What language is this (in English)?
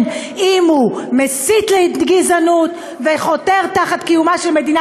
Hebrew